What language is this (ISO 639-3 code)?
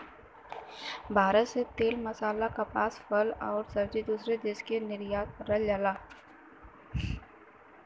bho